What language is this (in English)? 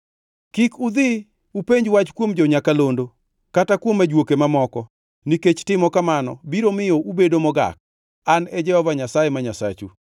Luo (Kenya and Tanzania)